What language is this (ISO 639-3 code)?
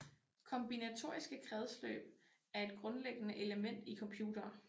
dan